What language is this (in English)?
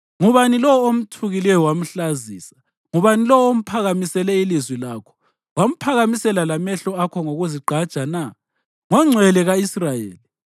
North Ndebele